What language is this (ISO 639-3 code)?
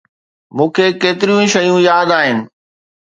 snd